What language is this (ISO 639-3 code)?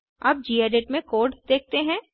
hin